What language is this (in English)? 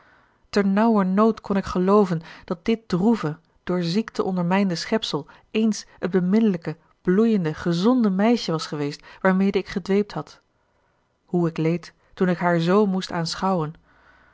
Dutch